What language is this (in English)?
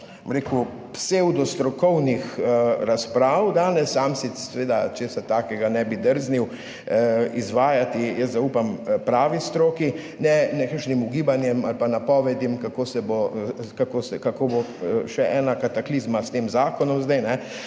Slovenian